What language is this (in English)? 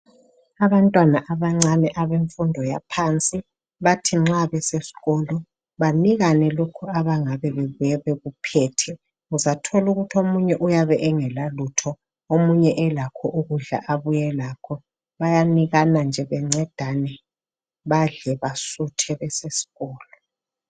North Ndebele